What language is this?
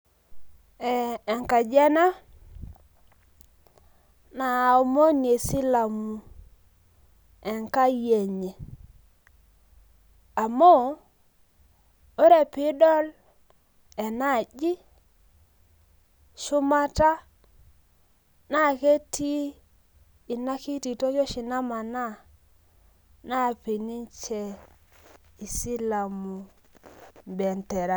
Masai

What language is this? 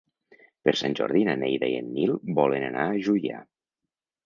Catalan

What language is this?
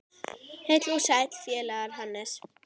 Icelandic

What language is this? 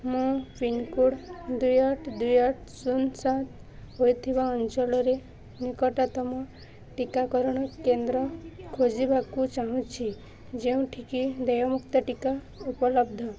Odia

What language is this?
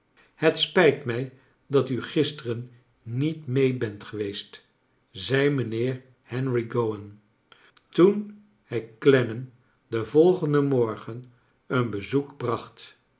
Dutch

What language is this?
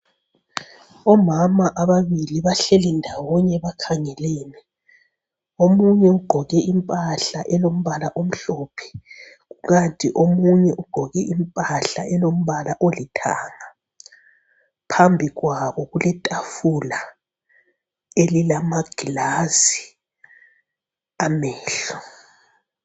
North Ndebele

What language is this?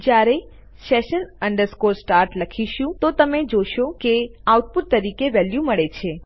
Gujarati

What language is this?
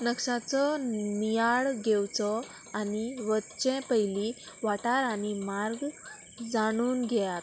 Konkani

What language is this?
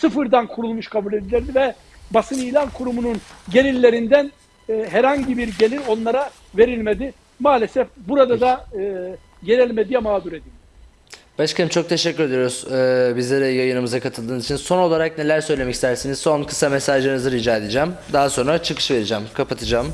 Turkish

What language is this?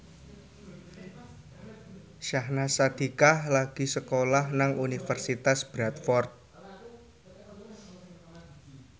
Javanese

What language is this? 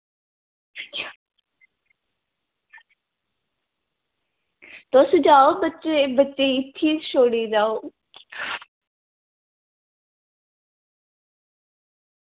Dogri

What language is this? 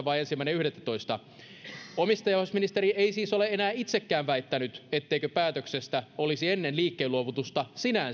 Finnish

